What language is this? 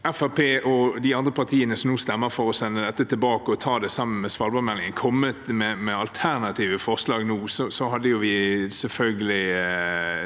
Norwegian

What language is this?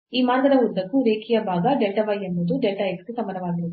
Kannada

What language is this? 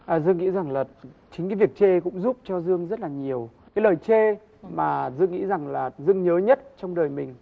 Vietnamese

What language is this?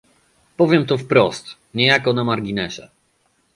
Polish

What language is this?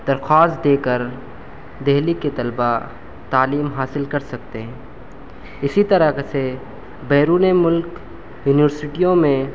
Urdu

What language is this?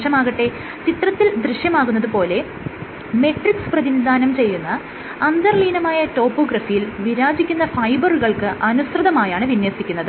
Malayalam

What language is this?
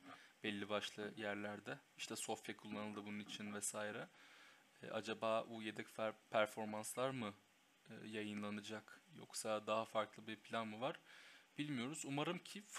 Turkish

